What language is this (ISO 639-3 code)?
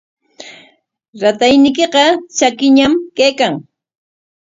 qwa